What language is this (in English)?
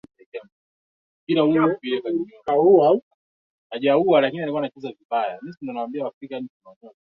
Swahili